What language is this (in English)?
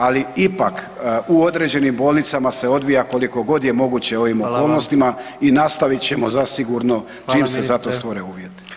Croatian